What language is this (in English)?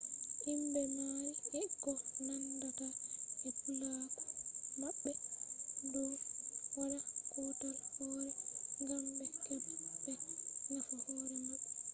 Fula